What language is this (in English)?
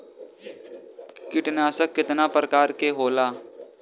Bhojpuri